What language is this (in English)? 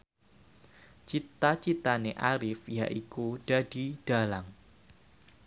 Javanese